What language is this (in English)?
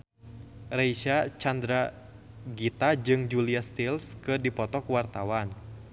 Sundanese